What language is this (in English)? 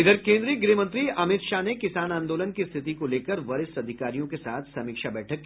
Hindi